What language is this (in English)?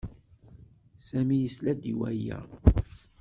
Kabyle